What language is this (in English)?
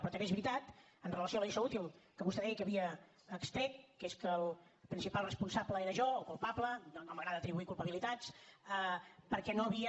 Catalan